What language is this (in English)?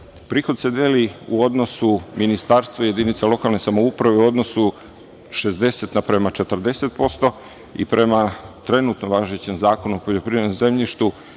Serbian